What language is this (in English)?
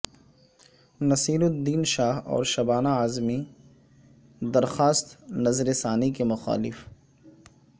Urdu